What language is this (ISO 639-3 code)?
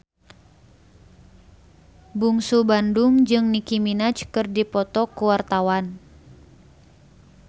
sun